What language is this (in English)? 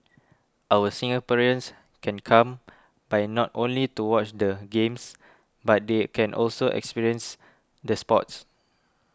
English